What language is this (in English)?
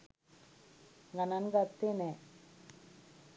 Sinhala